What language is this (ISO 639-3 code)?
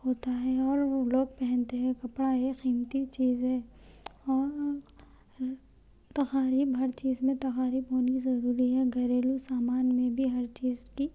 urd